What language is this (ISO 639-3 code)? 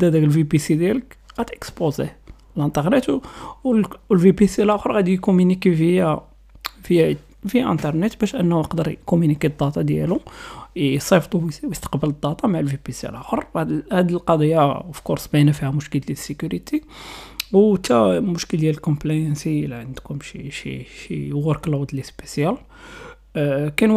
ara